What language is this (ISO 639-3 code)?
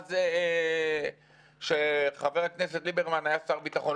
heb